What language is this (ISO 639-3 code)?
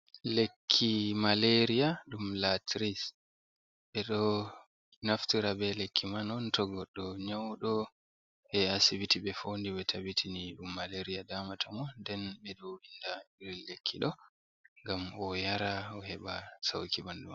ful